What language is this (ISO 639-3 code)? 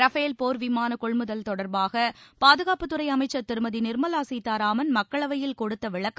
tam